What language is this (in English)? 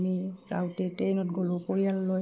Assamese